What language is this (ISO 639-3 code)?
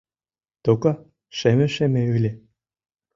chm